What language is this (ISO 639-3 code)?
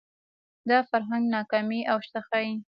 pus